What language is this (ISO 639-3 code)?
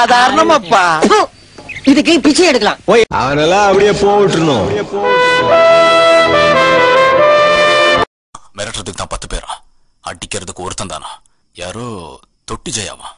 tam